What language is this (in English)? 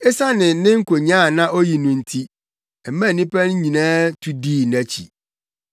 Akan